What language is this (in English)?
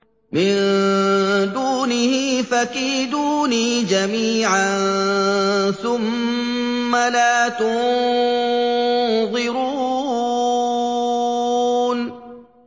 Arabic